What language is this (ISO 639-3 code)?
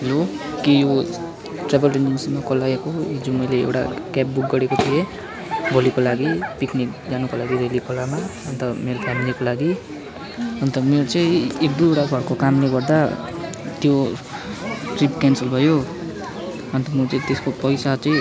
nep